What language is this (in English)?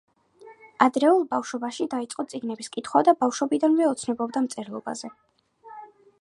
Georgian